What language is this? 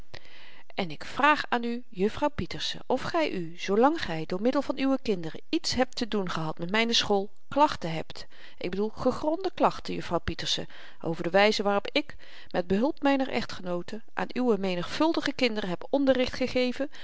Dutch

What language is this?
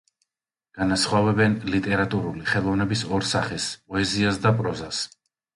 Georgian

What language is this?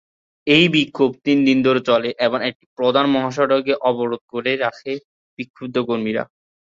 Bangla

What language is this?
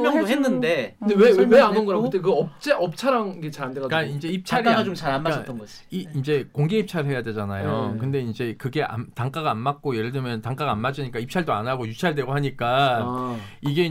Korean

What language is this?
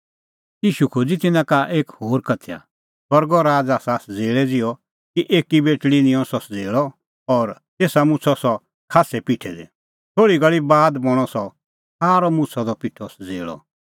Kullu Pahari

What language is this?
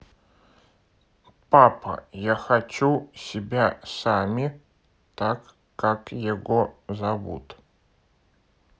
Russian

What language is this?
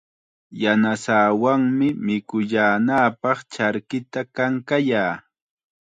Chiquián Ancash Quechua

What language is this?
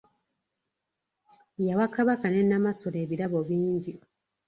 Ganda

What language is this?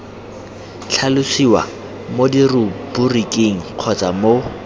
Tswana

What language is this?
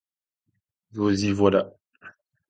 French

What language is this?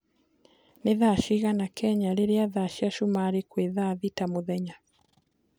Kikuyu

